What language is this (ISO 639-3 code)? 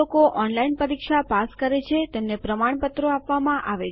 guj